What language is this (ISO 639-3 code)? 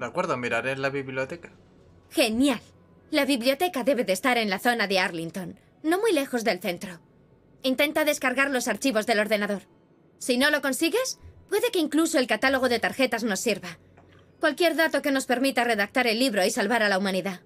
spa